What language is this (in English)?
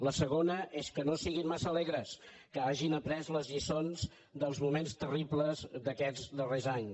Catalan